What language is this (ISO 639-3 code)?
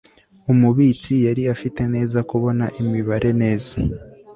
kin